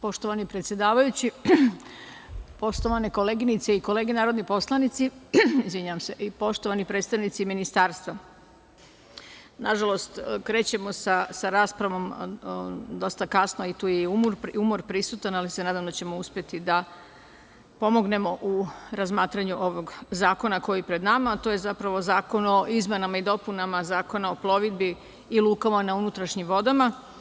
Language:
Serbian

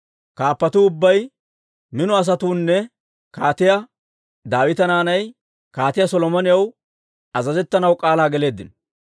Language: Dawro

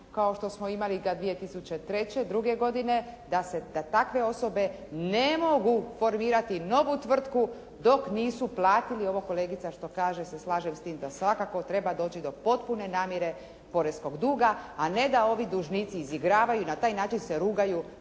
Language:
Croatian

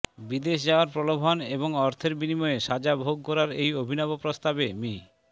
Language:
Bangla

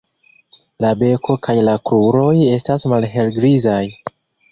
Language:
Esperanto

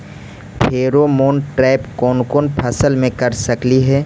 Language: Magahi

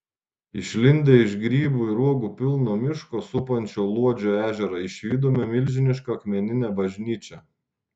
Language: Lithuanian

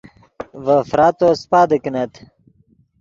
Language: Yidgha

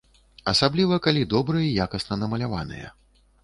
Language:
Belarusian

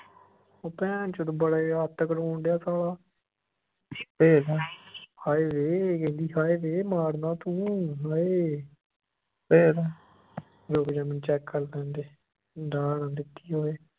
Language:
Punjabi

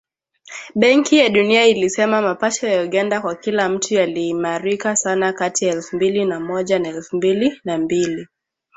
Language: Swahili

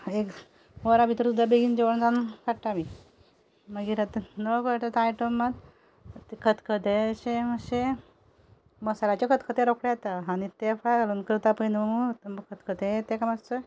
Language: Konkani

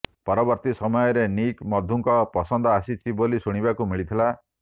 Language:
Odia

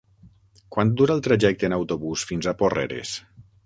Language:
Catalan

